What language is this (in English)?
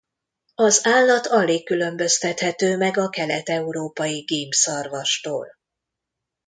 Hungarian